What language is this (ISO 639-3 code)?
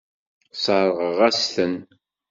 kab